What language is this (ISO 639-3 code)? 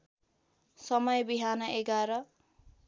nep